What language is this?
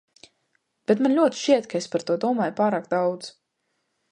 Latvian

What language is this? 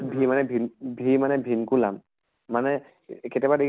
Assamese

